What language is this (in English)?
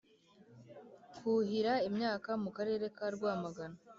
Kinyarwanda